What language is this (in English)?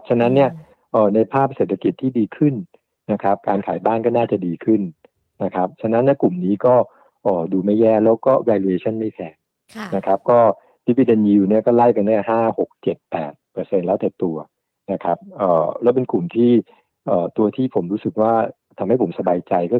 Thai